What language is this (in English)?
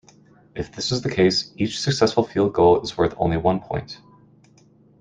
English